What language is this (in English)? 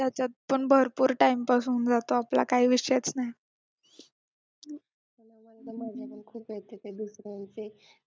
Marathi